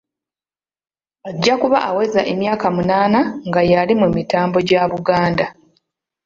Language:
Ganda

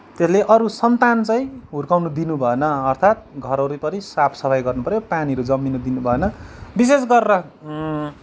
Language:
Nepali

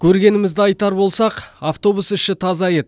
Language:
Kazakh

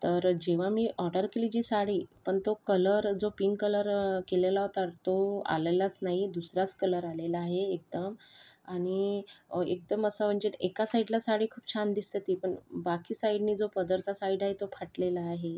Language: Marathi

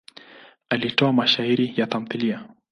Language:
Swahili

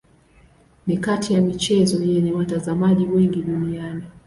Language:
Swahili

